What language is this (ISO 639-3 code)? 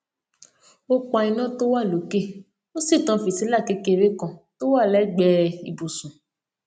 yor